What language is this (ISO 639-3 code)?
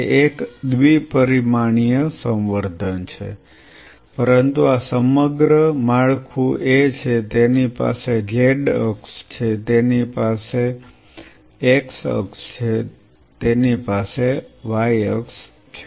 guj